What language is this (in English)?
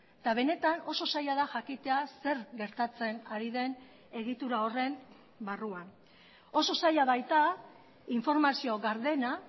Basque